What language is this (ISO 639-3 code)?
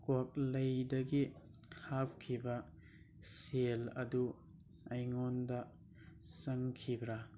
mni